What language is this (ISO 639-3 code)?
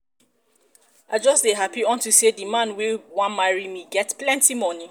pcm